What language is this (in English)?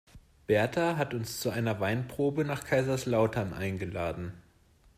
German